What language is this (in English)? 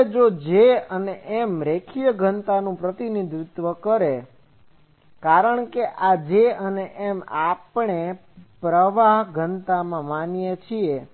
Gujarati